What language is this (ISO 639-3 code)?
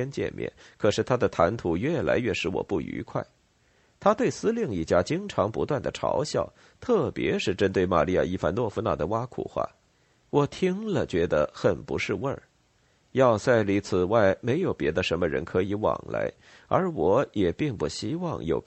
zho